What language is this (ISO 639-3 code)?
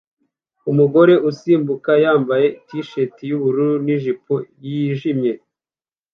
kin